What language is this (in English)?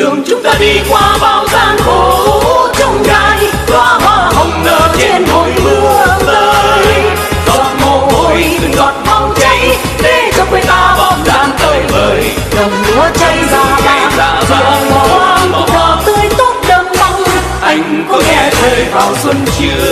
Vietnamese